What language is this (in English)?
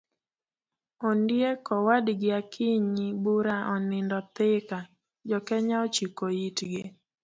Luo (Kenya and Tanzania)